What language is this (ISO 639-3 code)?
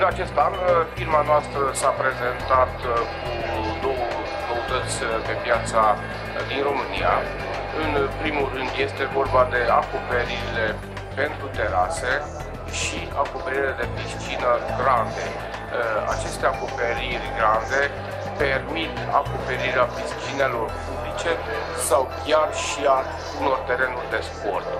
ron